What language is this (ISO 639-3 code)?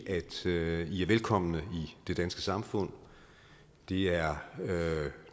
dan